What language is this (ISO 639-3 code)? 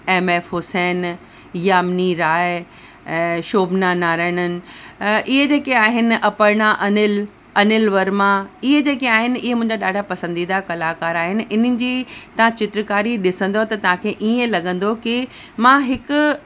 snd